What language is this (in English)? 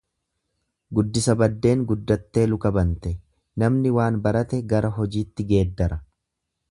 Oromo